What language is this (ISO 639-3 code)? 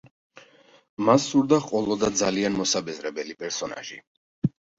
kat